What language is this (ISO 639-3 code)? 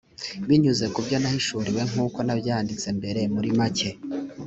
kin